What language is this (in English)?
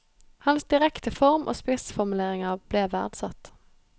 Norwegian